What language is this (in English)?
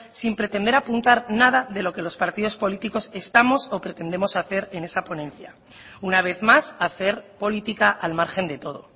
Spanish